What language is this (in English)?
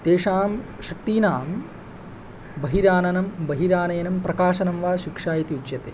Sanskrit